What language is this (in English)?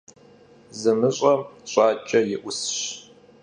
Kabardian